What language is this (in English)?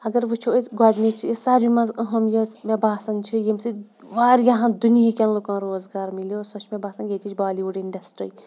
Kashmiri